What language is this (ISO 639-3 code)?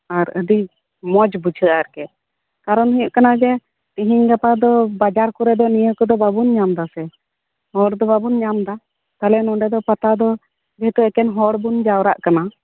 sat